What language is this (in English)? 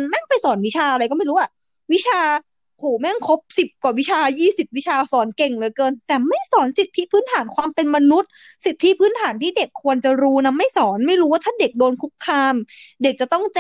Thai